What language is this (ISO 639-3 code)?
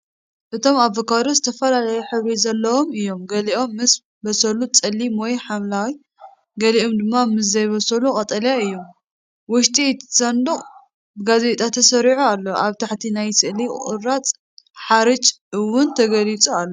tir